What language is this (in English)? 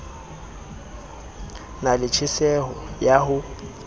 Southern Sotho